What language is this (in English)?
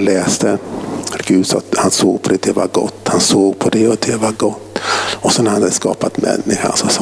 Swedish